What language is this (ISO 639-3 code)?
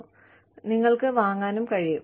mal